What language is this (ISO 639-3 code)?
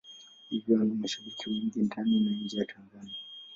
swa